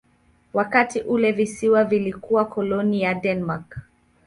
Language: Swahili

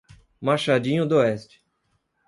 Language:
Portuguese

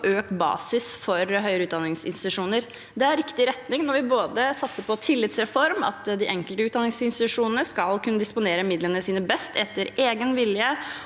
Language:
Norwegian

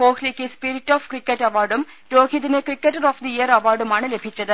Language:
Malayalam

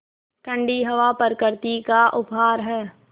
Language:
Hindi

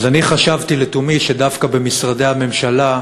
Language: Hebrew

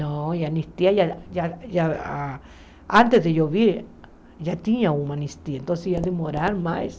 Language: Portuguese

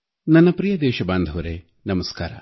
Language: Kannada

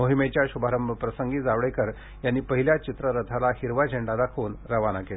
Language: Marathi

